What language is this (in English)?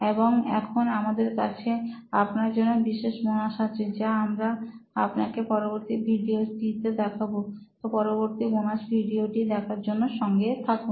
Bangla